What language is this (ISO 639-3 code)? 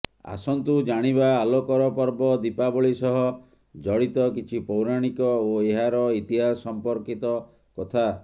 ori